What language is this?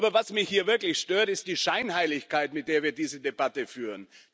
German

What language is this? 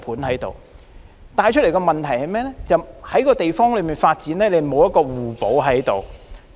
Cantonese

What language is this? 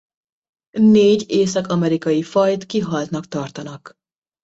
Hungarian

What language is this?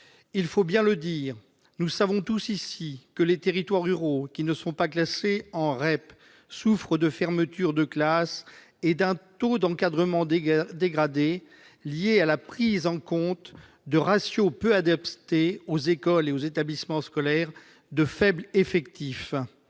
French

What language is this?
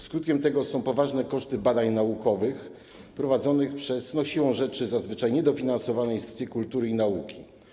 Polish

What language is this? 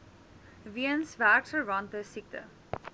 Afrikaans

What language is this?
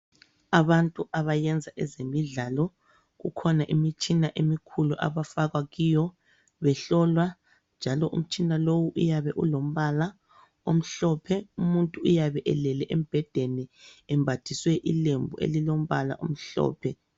North Ndebele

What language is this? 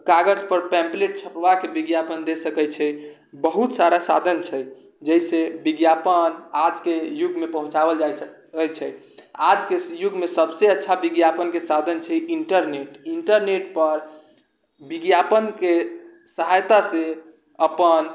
Maithili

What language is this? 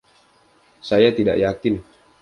Indonesian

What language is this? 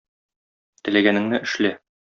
Tatar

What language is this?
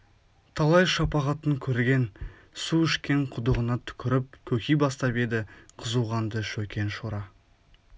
Kazakh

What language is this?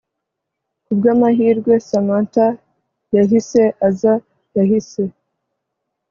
Kinyarwanda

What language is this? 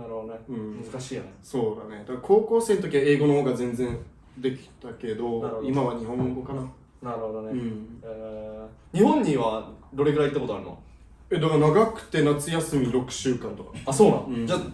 Japanese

